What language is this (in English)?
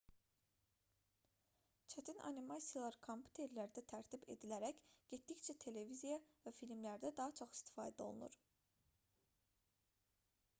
Azerbaijani